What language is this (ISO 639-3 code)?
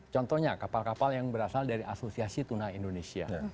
ind